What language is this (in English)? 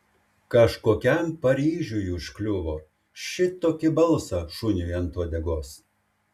Lithuanian